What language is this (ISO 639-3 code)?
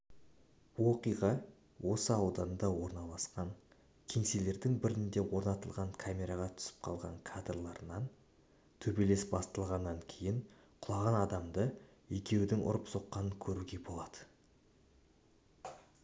kaz